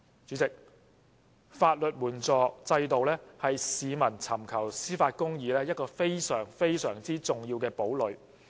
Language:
Cantonese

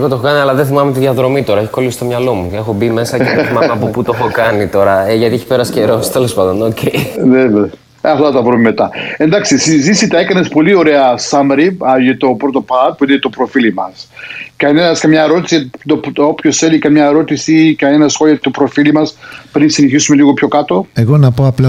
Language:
Greek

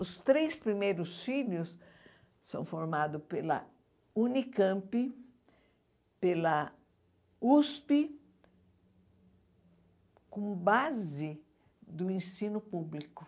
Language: Portuguese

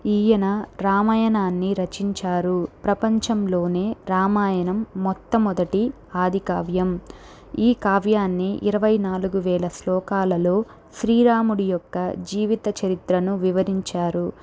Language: Telugu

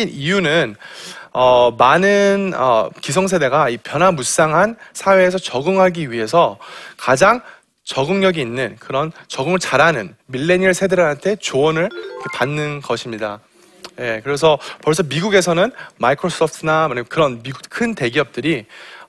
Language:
Korean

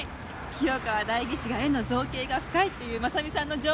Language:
Japanese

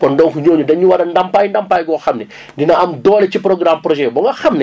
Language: Wolof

